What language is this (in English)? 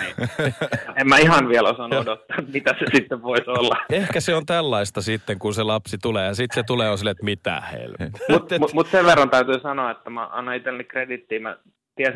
Finnish